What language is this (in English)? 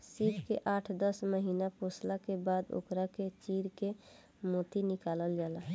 Bhojpuri